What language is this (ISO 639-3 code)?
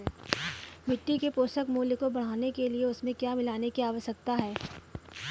hin